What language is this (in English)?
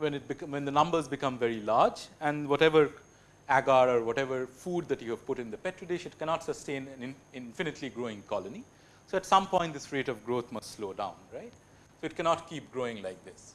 English